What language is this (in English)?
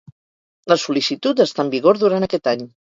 Catalan